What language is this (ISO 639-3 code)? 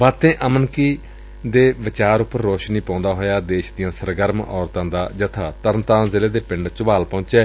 pan